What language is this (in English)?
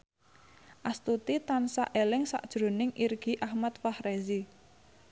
Javanese